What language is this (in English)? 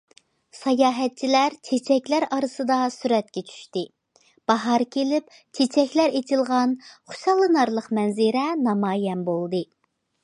Uyghur